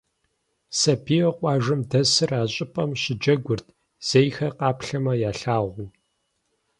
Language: Kabardian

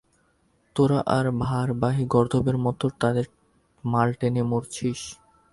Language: Bangla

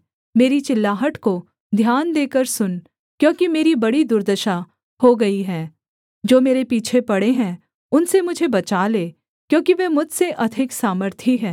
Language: Hindi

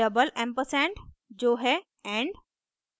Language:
Hindi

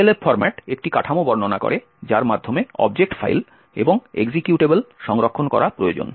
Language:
Bangla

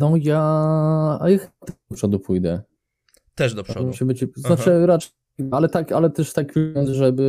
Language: Polish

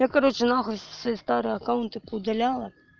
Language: Russian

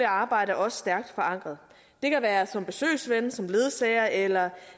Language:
Danish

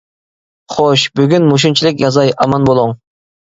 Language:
Uyghur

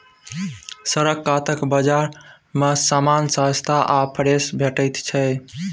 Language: Maithili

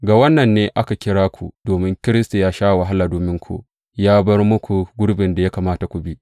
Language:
Hausa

